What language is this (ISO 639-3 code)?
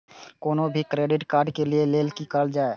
mai